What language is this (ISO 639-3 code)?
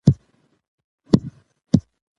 pus